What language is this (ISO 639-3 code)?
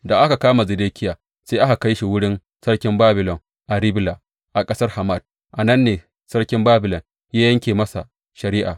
hau